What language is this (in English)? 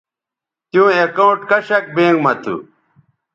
Bateri